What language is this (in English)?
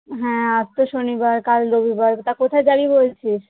Bangla